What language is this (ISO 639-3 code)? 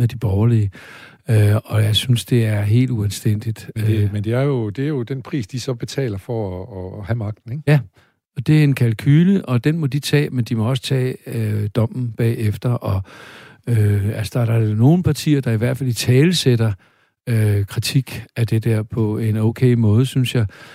dan